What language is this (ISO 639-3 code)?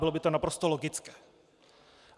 ces